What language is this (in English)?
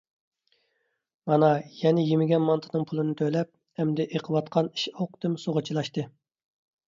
Uyghur